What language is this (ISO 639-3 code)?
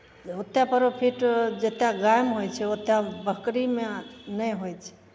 mai